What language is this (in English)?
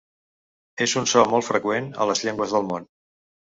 Catalan